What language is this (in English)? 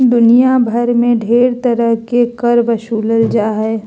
Magahi